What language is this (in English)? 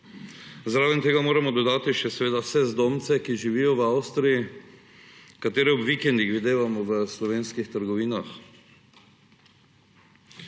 Slovenian